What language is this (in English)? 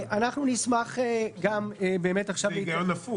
Hebrew